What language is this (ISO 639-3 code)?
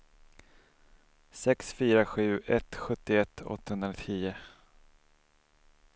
swe